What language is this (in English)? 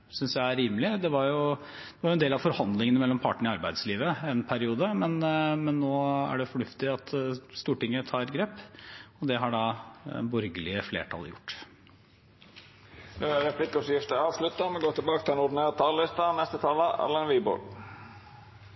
Norwegian